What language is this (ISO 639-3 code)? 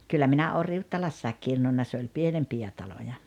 fin